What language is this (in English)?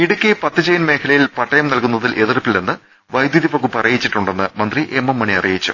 Malayalam